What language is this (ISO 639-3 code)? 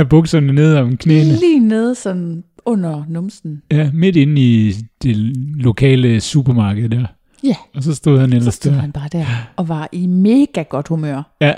dan